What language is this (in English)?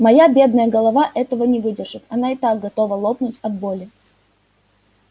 Russian